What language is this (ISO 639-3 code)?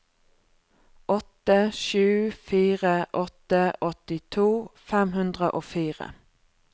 nor